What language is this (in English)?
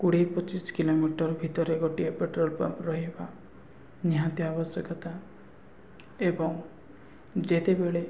Odia